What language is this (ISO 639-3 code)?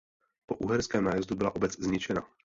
ces